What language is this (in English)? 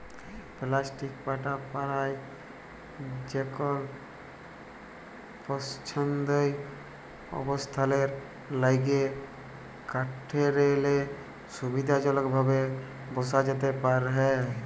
Bangla